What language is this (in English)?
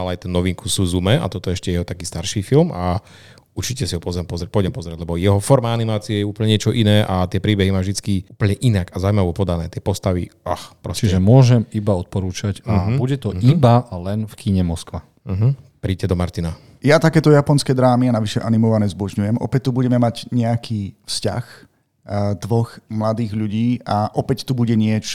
Slovak